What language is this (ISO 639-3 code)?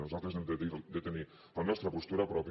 cat